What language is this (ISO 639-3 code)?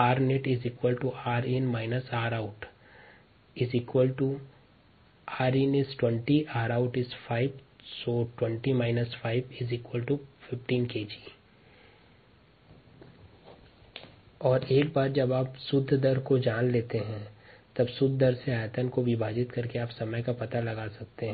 hin